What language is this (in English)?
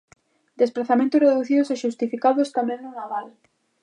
Galician